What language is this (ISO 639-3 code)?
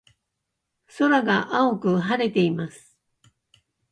jpn